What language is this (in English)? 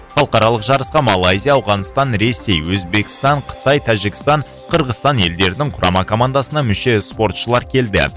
Kazakh